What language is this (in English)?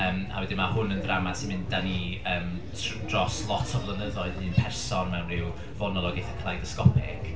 Welsh